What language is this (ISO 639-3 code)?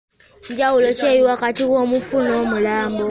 lug